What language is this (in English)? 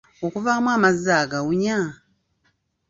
Ganda